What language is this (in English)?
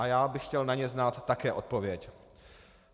Czech